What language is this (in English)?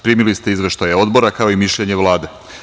Serbian